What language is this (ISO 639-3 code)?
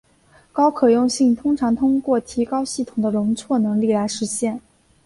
zho